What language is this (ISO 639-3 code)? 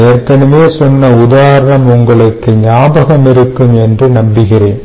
tam